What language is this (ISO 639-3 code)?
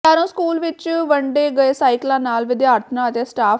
pan